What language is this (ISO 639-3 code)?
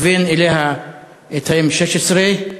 heb